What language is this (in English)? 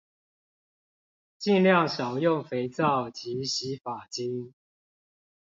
Chinese